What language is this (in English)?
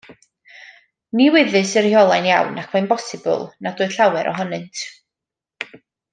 Welsh